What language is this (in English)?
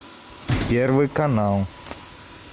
Russian